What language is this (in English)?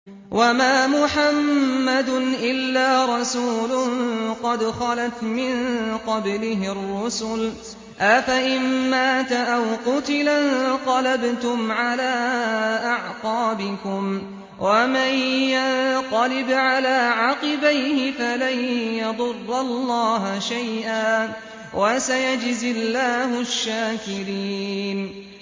Arabic